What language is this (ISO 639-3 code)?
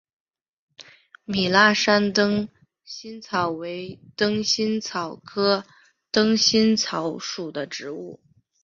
zho